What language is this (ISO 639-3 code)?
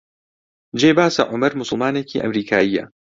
ckb